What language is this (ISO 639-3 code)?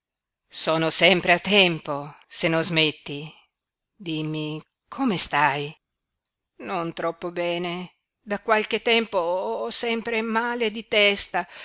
ita